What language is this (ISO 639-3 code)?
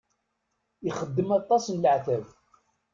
kab